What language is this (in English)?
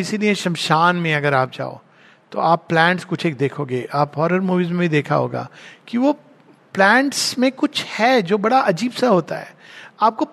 Hindi